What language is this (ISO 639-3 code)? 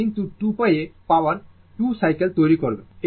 ben